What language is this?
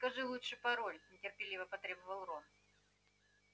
Russian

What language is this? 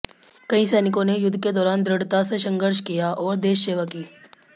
Hindi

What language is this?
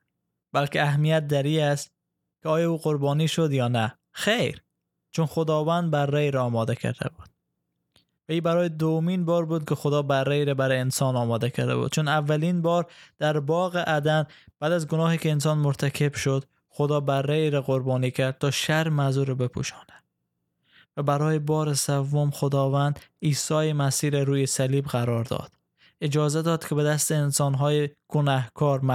Persian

